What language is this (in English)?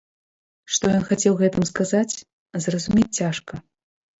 Belarusian